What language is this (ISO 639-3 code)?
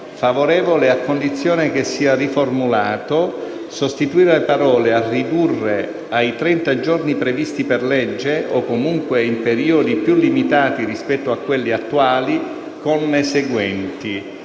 ita